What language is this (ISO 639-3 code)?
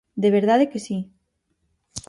glg